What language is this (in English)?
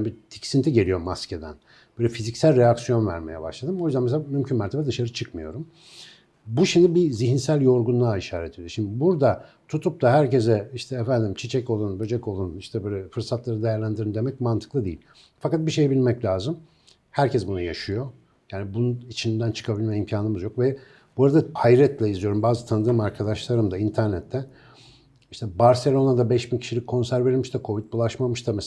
Turkish